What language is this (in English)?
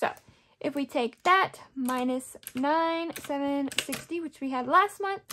English